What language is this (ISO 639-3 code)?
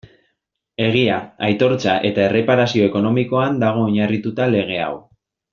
eus